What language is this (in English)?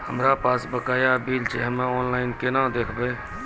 Maithili